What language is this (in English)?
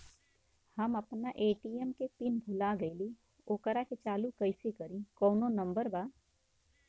Bhojpuri